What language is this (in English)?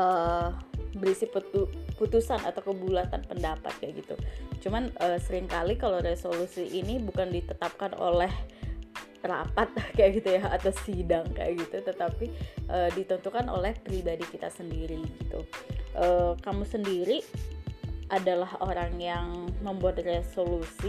Indonesian